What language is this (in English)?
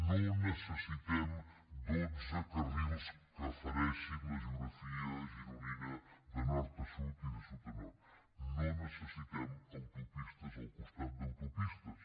Catalan